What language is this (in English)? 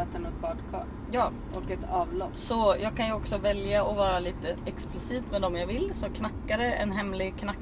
Swedish